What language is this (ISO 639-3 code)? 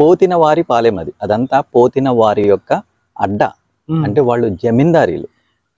tel